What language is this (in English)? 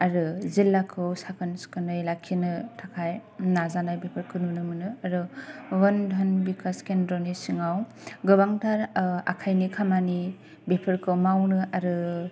Bodo